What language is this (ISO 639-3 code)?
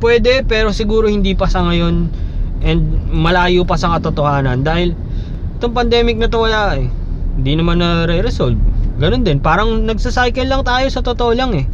fil